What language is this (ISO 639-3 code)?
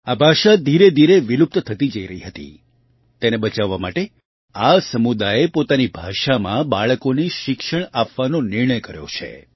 guj